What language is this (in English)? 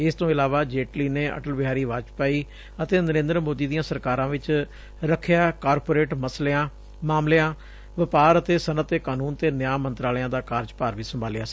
Punjabi